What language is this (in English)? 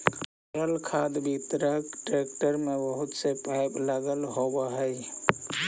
Magahi